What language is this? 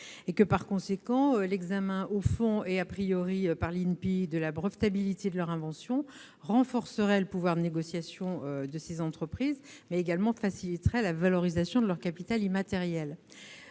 French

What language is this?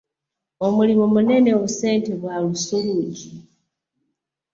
Ganda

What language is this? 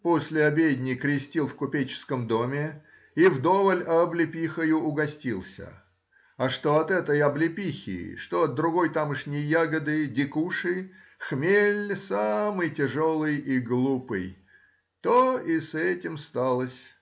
Russian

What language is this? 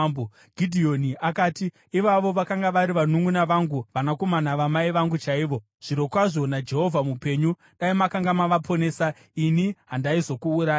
Shona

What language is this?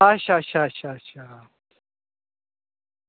Dogri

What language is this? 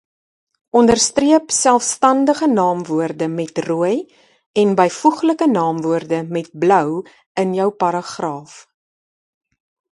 Afrikaans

